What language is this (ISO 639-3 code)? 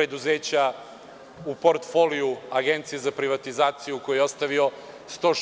srp